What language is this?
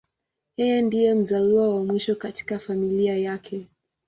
Swahili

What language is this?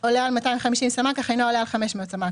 Hebrew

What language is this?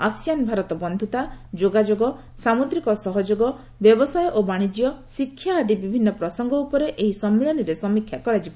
Odia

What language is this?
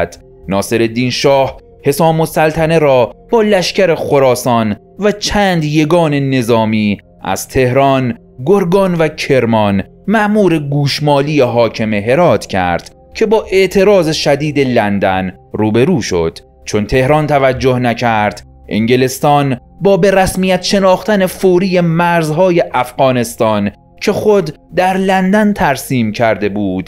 Persian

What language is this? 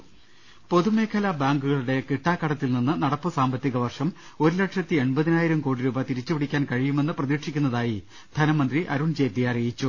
Malayalam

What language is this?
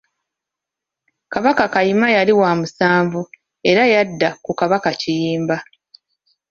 Ganda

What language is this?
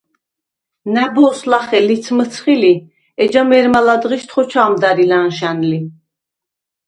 Svan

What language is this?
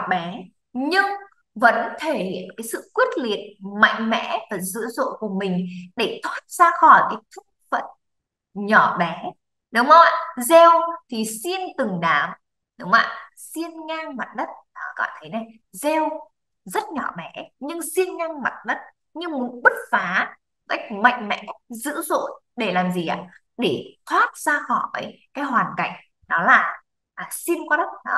Vietnamese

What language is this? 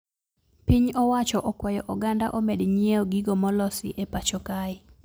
Luo (Kenya and Tanzania)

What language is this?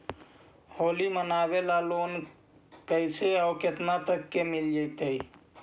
Magahi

